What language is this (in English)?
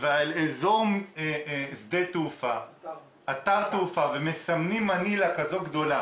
Hebrew